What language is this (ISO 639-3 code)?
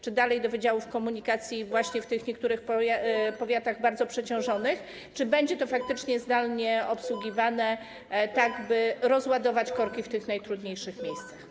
pol